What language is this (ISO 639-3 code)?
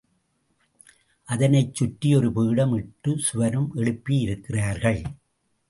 tam